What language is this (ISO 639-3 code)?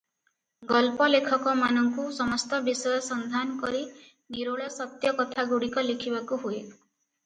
ori